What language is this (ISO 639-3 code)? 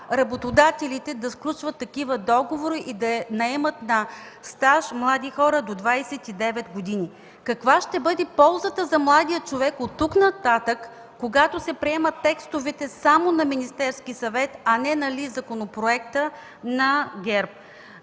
bul